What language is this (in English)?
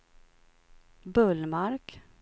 Swedish